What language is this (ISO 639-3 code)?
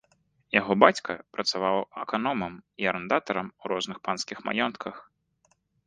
bel